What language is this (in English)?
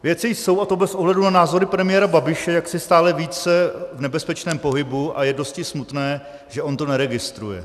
Czech